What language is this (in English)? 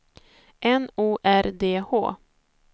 Swedish